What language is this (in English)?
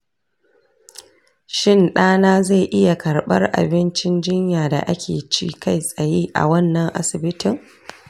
Hausa